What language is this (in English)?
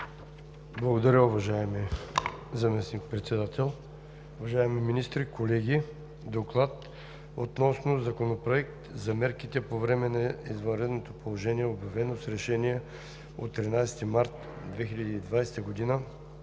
Bulgarian